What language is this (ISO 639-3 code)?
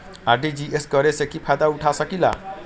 mag